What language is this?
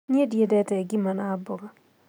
Kikuyu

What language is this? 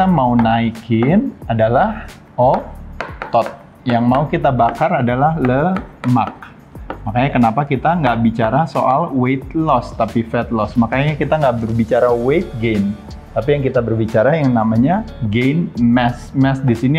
Indonesian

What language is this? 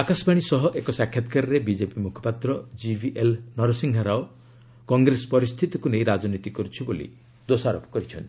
Odia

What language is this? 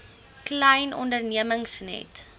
Afrikaans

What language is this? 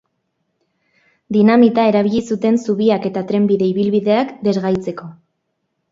Basque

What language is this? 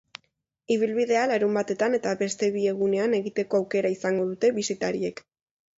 Basque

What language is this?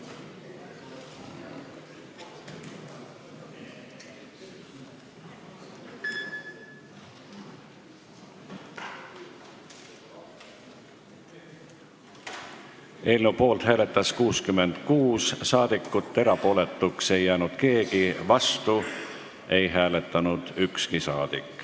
Estonian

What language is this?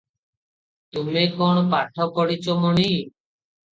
Odia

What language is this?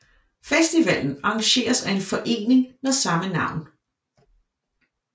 Danish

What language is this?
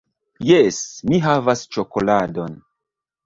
Esperanto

